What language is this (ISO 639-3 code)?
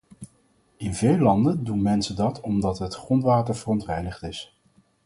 nld